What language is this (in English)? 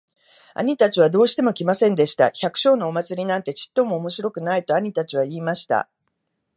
Japanese